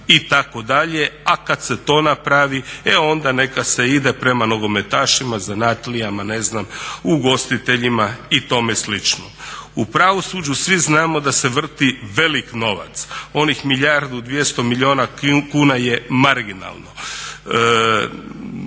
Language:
Croatian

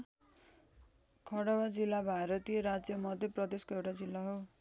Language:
Nepali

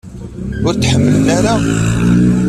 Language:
Kabyle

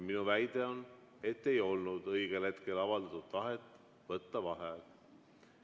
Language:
Estonian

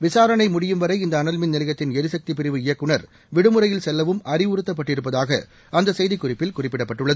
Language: Tamil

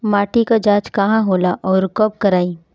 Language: Bhojpuri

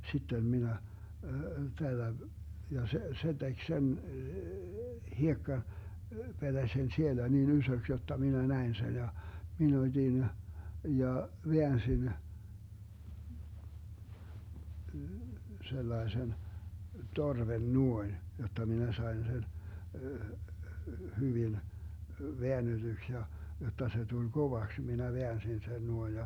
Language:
Finnish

